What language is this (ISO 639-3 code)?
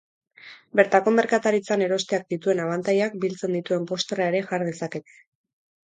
eus